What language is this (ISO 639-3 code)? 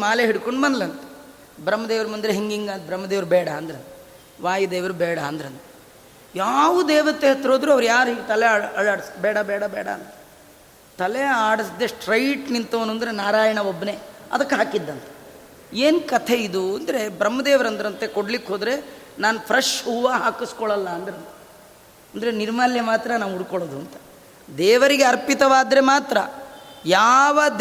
kan